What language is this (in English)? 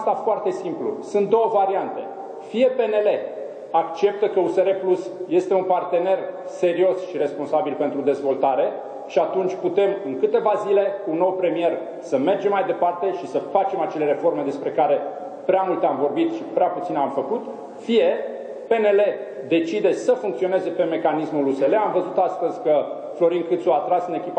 Romanian